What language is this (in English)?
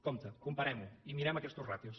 Catalan